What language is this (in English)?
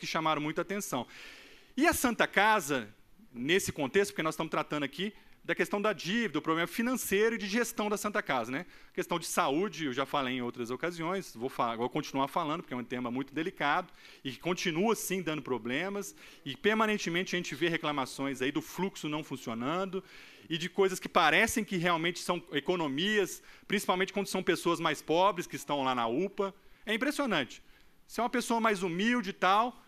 Portuguese